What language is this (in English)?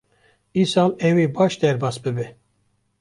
Kurdish